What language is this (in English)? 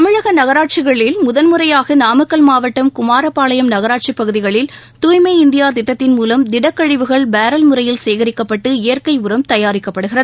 Tamil